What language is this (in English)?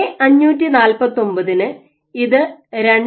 Malayalam